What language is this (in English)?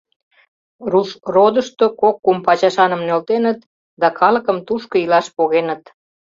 Mari